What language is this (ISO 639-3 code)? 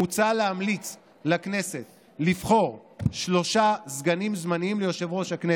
heb